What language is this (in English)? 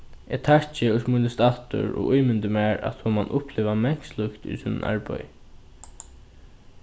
Faroese